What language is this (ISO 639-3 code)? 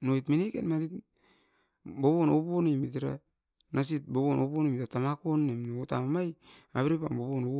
eiv